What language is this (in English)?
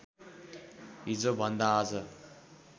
Nepali